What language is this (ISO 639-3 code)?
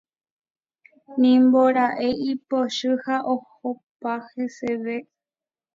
grn